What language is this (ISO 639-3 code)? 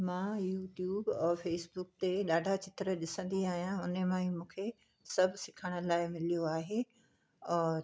snd